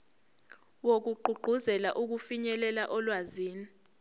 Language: Zulu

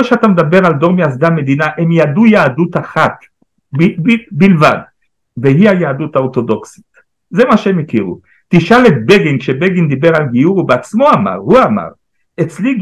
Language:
Hebrew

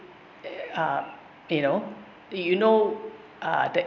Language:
English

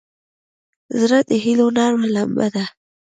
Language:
Pashto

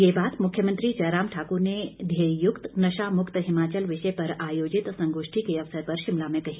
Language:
Hindi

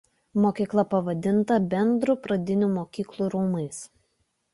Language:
Lithuanian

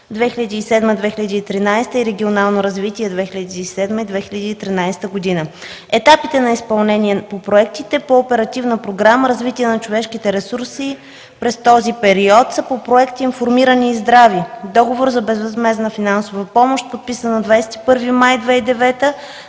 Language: Bulgarian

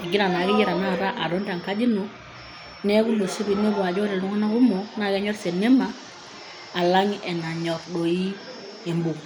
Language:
Masai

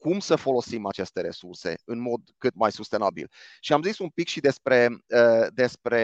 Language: Romanian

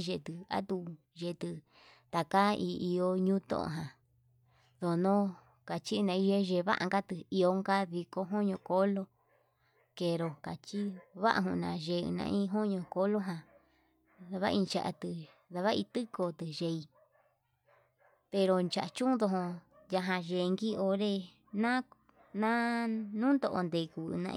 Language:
Yutanduchi Mixtec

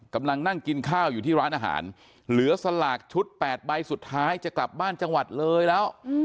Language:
Thai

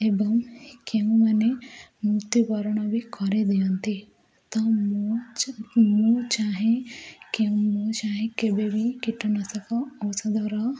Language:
Odia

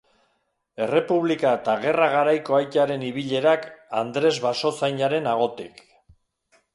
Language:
Basque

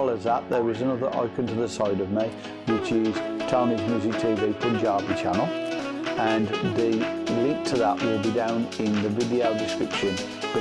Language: English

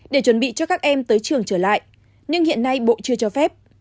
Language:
Vietnamese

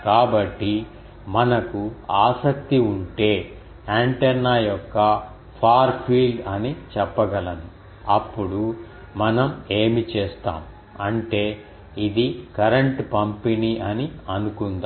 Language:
Telugu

